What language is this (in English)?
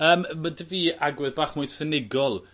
Welsh